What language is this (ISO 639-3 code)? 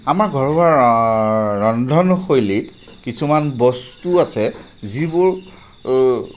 asm